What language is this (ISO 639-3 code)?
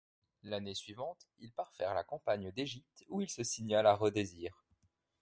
fra